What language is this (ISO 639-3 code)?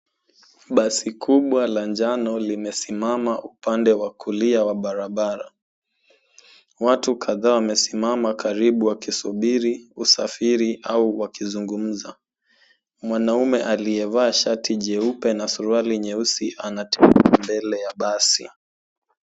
swa